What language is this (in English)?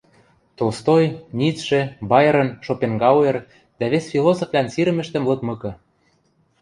Western Mari